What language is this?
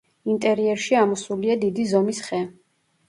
Georgian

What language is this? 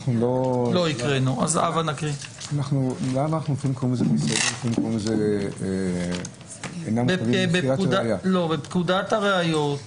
Hebrew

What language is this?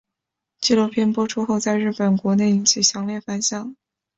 Chinese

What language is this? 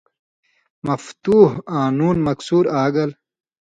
Indus Kohistani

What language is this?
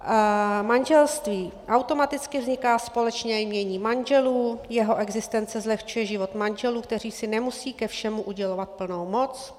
Czech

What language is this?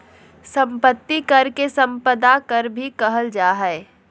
Magahi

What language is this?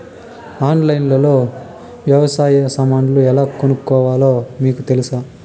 Telugu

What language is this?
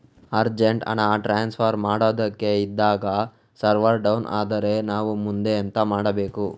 Kannada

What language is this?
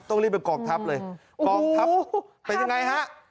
Thai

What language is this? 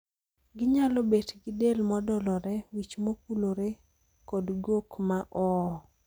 Luo (Kenya and Tanzania)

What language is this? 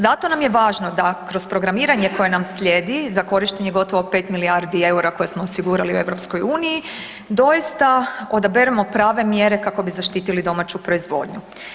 Croatian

